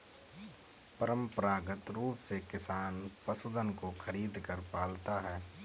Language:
Hindi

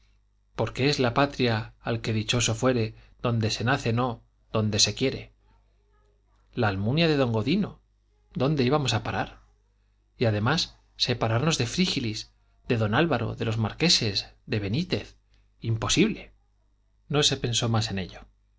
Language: Spanish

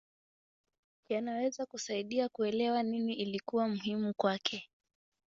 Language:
Swahili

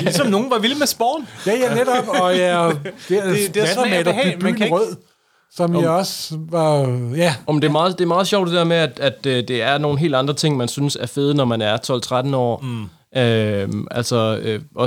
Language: Danish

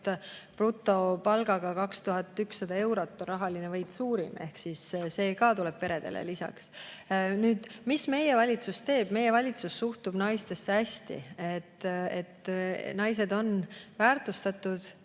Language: Estonian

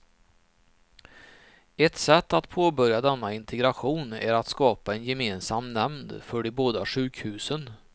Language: Swedish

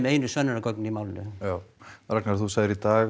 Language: Icelandic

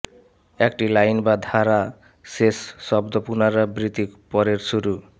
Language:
Bangla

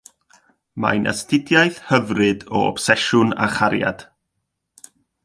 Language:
Welsh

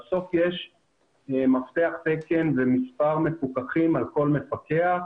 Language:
Hebrew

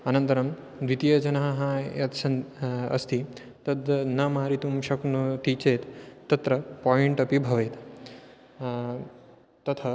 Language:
Sanskrit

